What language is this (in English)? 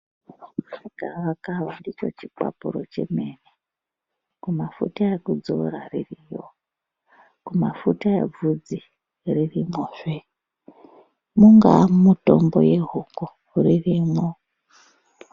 Ndau